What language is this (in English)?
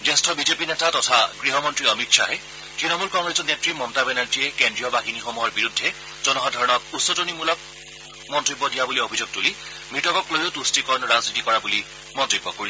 Assamese